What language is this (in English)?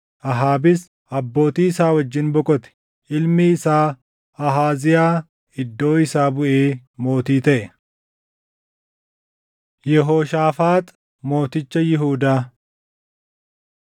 Oromo